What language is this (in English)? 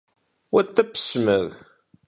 Kabardian